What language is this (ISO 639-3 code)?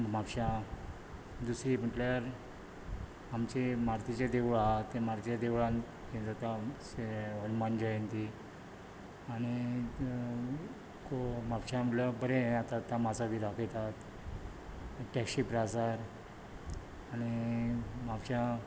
kok